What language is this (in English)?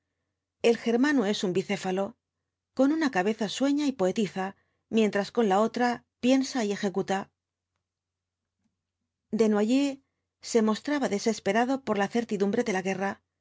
Spanish